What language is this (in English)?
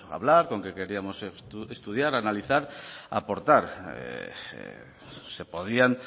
Spanish